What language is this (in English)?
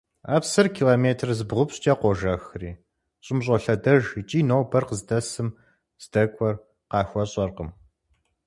Kabardian